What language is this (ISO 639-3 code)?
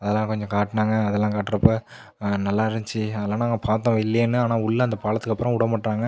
tam